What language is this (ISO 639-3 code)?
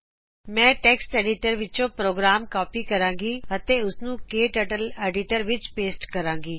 pan